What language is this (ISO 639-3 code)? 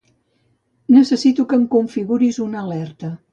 cat